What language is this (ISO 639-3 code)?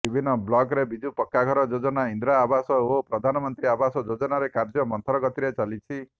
ori